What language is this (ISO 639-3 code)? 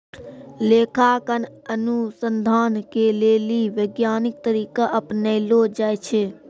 mai